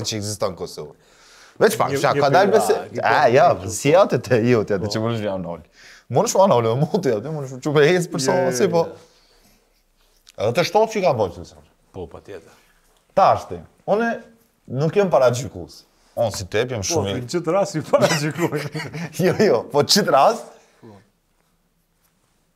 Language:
Romanian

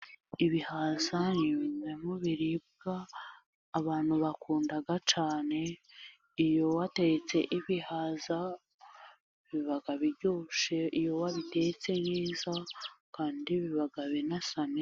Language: Kinyarwanda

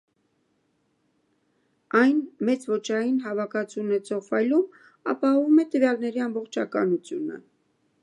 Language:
Armenian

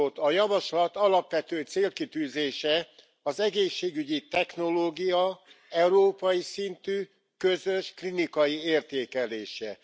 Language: Hungarian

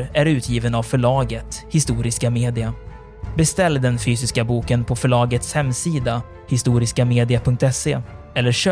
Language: Swedish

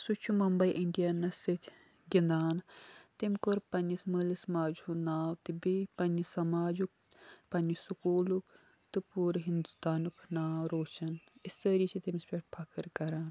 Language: Kashmiri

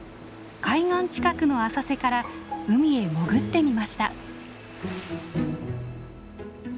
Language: Japanese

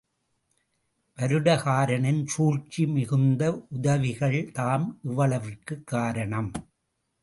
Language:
Tamil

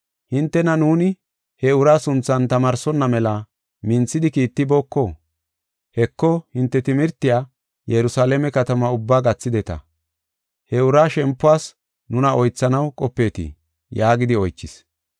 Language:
Gofa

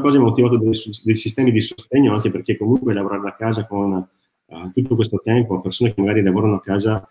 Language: Italian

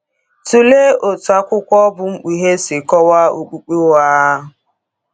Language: Igbo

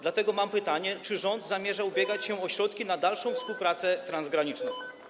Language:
Polish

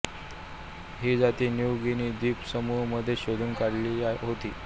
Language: Marathi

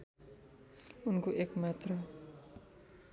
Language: Nepali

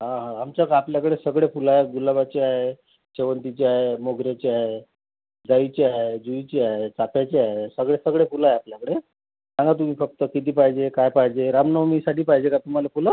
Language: Marathi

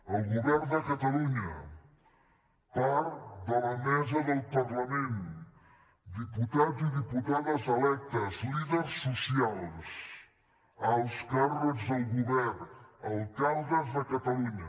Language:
Catalan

